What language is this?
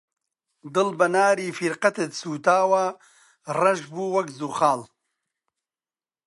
Central Kurdish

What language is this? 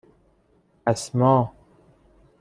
Persian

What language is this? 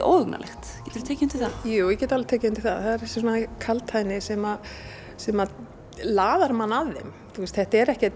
Icelandic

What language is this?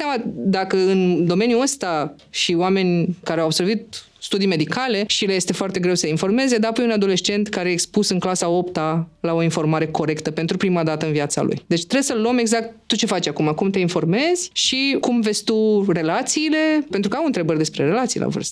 Romanian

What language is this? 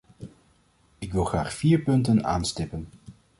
Dutch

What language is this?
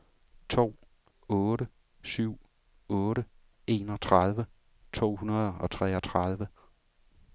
Danish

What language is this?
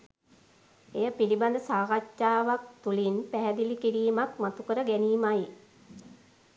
Sinhala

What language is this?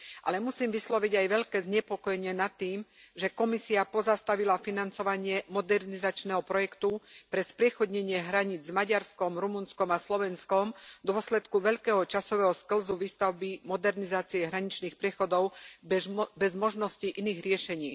Slovak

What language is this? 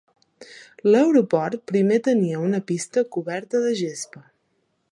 Catalan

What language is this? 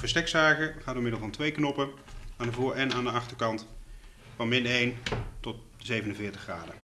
Dutch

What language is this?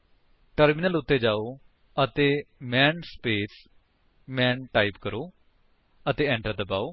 Punjabi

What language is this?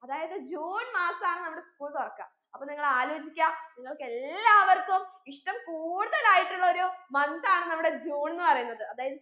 Malayalam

